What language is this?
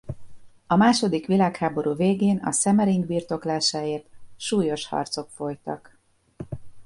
Hungarian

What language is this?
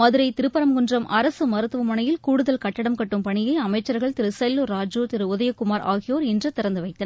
Tamil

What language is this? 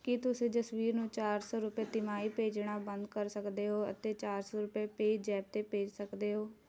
Punjabi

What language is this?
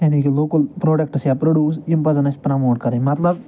Kashmiri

